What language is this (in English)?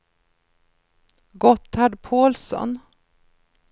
Swedish